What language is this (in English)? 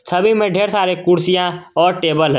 Hindi